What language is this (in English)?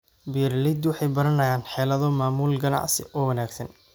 Somali